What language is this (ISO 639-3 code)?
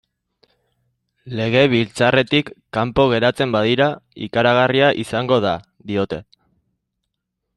eus